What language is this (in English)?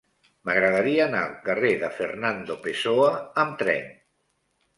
Catalan